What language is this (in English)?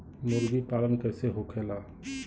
Bhojpuri